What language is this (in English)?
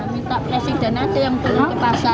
Indonesian